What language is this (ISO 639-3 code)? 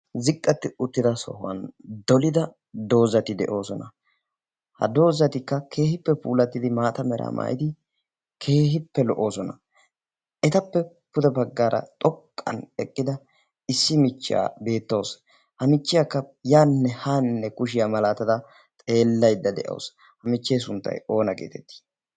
wal